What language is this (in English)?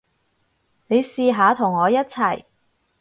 Cantonese